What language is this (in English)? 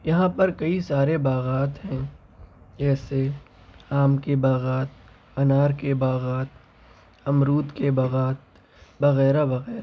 Urdu